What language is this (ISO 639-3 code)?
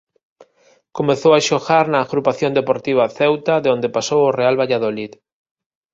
glg